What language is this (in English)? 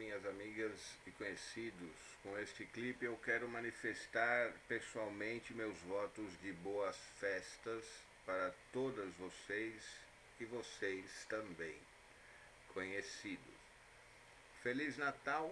Portuguese